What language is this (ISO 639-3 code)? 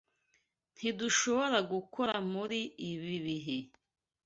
kin